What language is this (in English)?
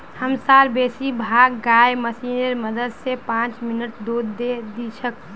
Magahi